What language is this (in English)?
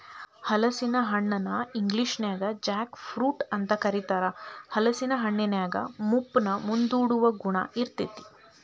Kannada